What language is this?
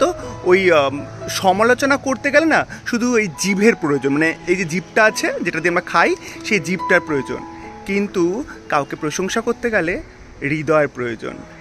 Bangla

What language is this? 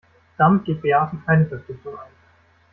German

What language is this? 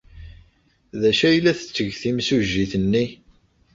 Kabyle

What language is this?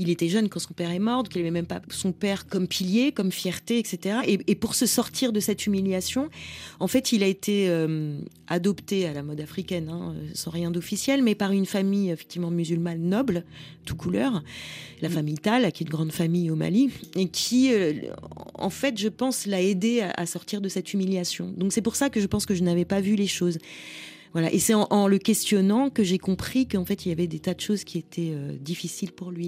French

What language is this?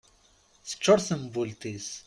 Kabyle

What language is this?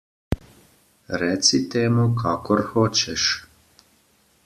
Slovenian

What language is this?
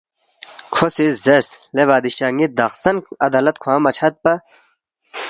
Balti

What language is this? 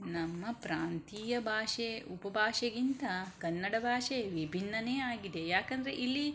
Kannada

